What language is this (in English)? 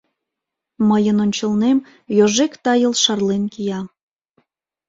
Mari